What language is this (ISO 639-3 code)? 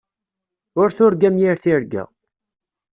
kab